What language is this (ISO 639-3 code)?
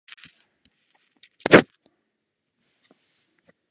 ces